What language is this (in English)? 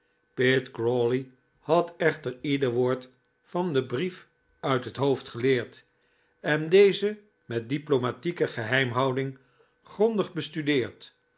Dutch